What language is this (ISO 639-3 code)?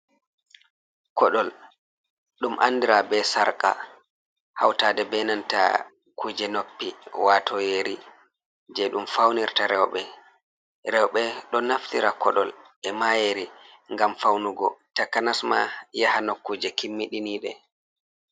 ful